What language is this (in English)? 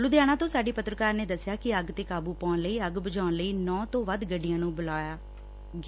Punjabi